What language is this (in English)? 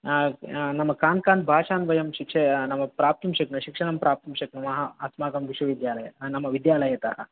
Sanskrit